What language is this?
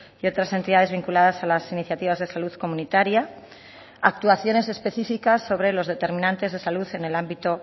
Spanish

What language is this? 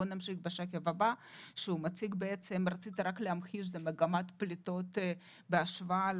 Hebrew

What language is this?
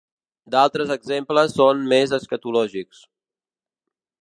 Catalan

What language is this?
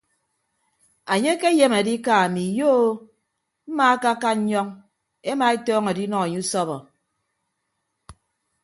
Ibibio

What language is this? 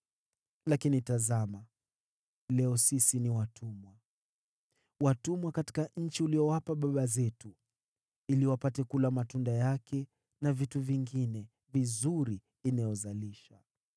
Swahili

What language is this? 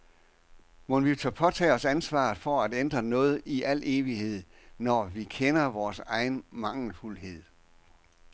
Danish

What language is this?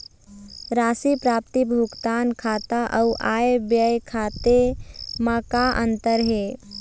Chhattisgarhi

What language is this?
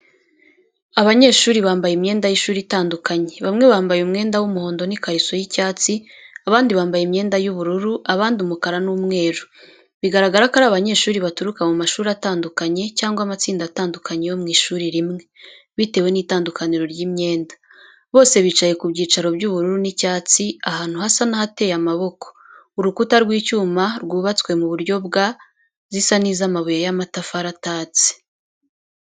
Kinyarwanda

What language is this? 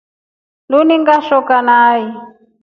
Rombo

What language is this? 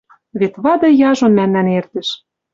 Western Mari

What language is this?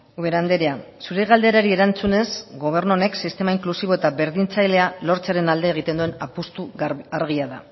Basque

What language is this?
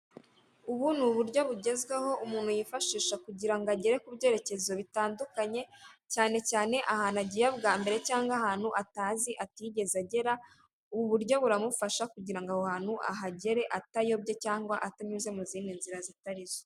Kinyarwanda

